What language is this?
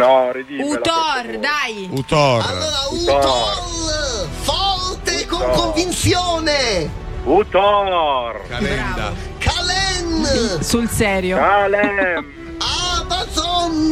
Italian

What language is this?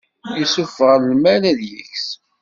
Kabyle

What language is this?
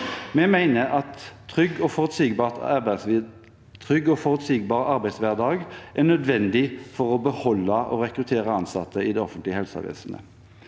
Norwegian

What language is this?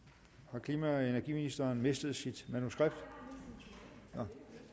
Danish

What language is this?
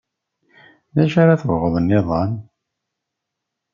Kabyle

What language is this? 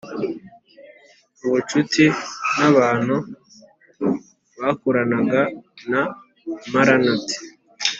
Kinyarwanda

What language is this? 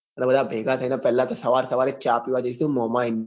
Gujarati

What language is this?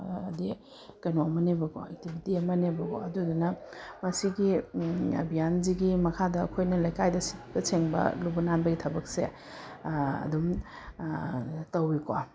Manipuri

